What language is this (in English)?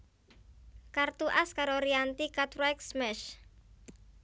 Javanese